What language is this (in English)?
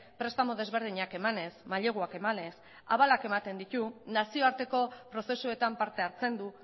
Basque